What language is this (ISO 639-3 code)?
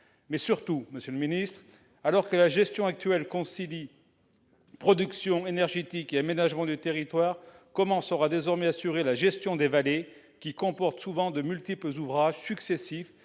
fra